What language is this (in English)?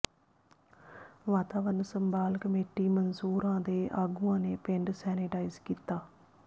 Punjabi